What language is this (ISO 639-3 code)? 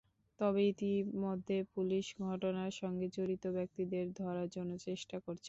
ben